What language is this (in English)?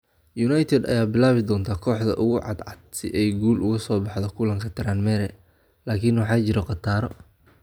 Somali